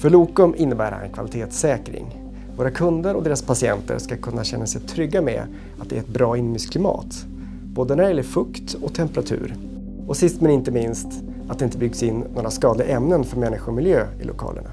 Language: Swedish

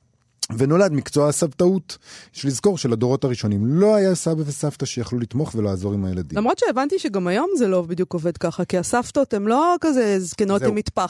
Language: Hebrew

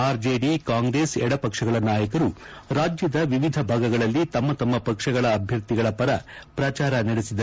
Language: Kannada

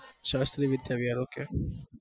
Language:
Gujarati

